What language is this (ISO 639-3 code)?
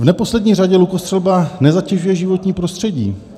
ces